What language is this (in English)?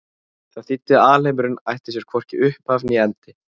Icelandic